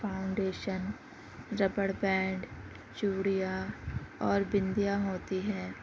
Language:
Urdu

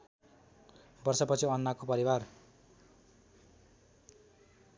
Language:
Nepali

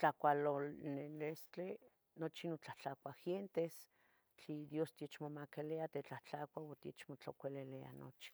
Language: Tetelcingo Nahuatl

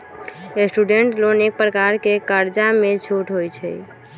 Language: Magahi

